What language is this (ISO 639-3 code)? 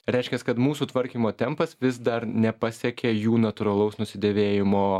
lit